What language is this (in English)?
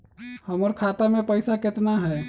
Magahi